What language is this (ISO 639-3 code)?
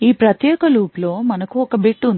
tel